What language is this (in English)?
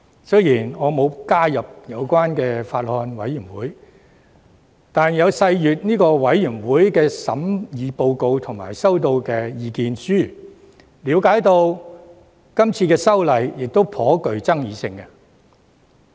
Cantonese